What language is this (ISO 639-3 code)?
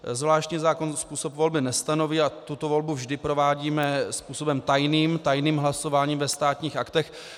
ces